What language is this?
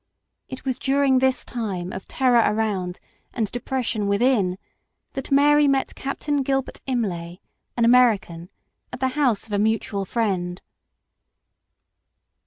English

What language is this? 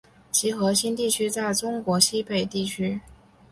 Chinese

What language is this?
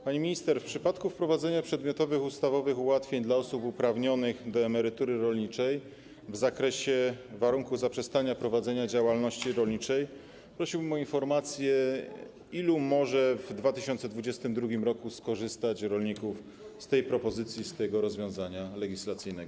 Polish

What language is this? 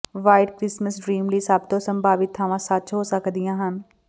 Punjabi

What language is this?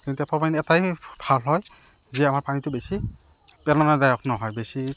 Assamese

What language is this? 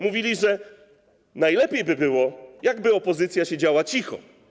Polish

